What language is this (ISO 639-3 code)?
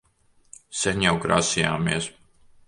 lav